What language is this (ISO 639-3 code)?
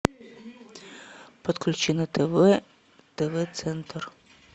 rus